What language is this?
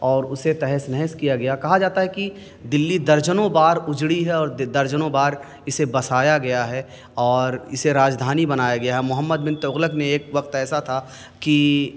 Urdu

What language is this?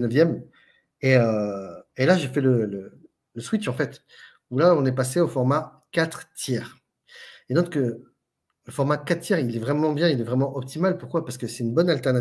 French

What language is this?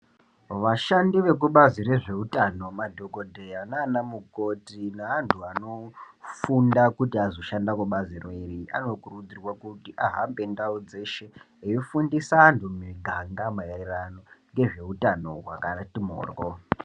Ndau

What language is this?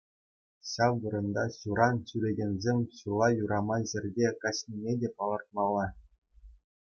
Chuvash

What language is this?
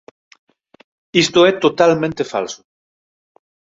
Galician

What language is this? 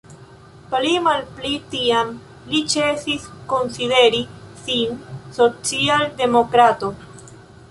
Esperanto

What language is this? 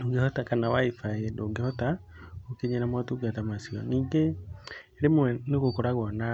Kikuyu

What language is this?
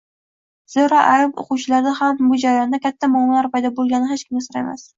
Uzbek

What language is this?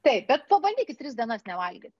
Lithuanian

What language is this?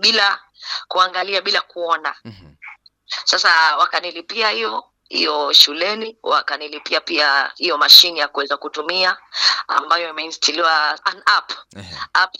Swahili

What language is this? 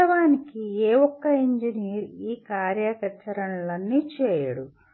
Telugu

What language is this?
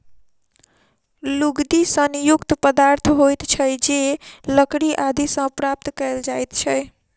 Maithili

